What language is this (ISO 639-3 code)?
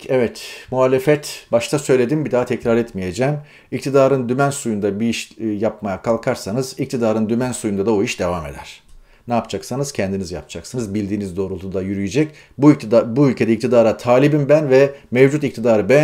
tur